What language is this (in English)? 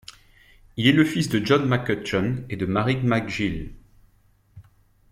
French